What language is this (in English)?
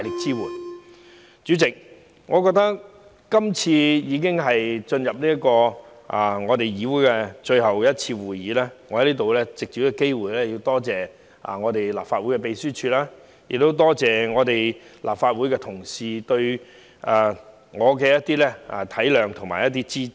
Cantonese